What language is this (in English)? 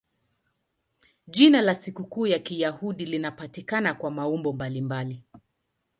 Swahili